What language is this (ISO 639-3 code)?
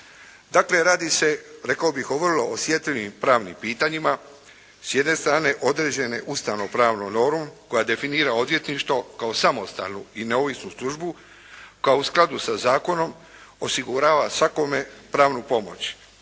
hrv